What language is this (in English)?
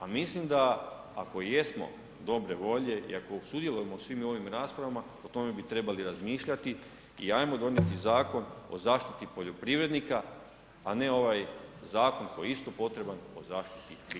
Croatian